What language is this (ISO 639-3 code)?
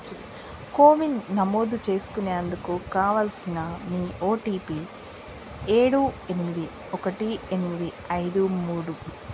tel